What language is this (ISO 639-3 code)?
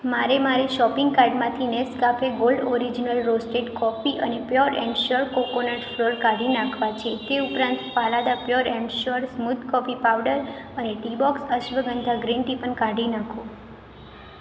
guj